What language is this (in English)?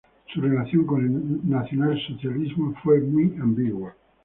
Spanish